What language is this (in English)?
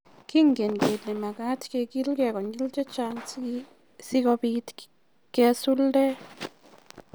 Kalenjin